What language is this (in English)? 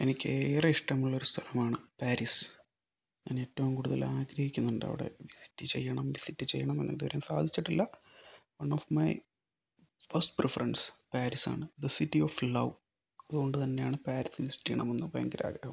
Malayalam